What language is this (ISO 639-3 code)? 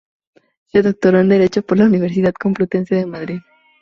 spa